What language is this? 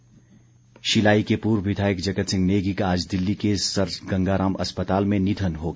Hindi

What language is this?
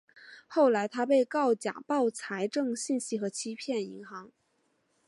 Chinese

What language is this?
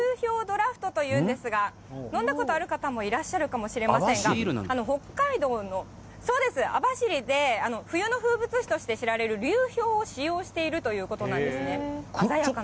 Japanese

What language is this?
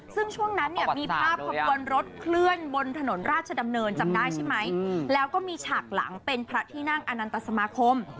Thai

